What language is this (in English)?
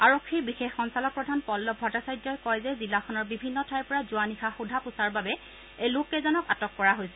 Assamese